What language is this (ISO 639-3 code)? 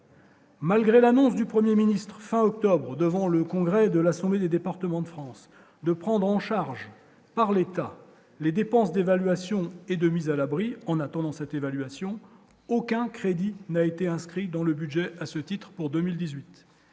fra